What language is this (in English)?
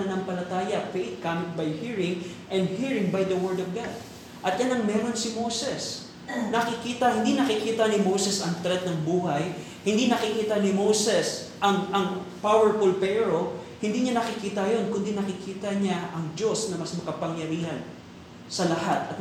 Filipino